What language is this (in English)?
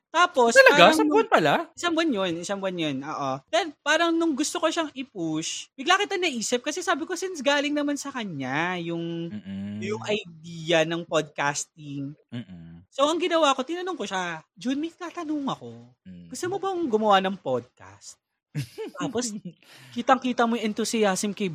Filipino